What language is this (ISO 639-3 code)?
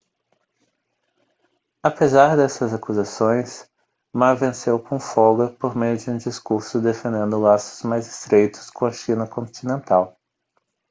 por